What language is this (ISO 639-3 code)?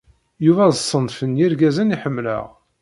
kab